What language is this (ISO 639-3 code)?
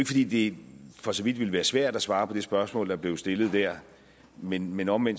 dan